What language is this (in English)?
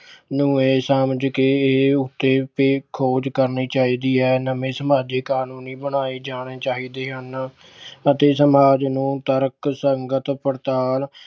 Punjabi